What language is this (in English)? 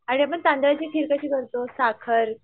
Marathi